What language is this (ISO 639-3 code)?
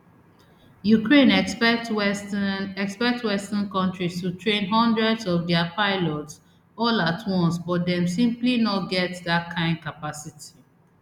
pcm